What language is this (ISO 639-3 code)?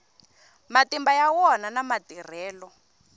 tso